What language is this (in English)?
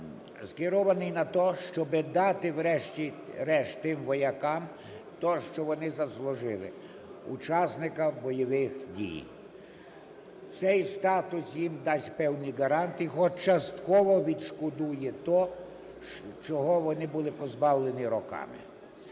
Ukrainian